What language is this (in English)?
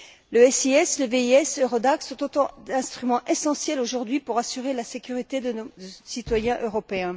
French